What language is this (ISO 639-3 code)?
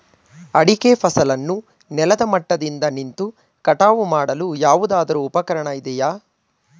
kan